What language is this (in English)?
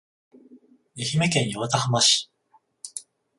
Japanese